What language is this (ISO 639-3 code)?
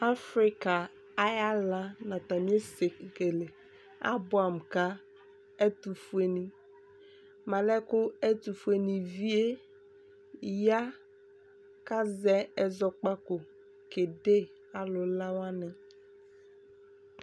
kpo